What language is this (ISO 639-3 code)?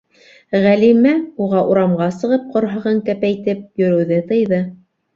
bak